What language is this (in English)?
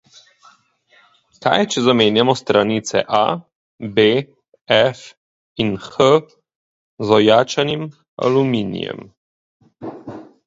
Slovenian